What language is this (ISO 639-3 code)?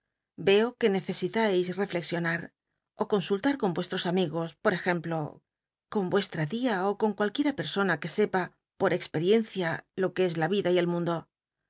spa